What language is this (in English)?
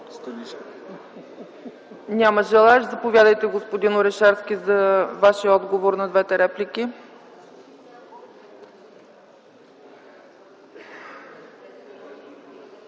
Bulgarian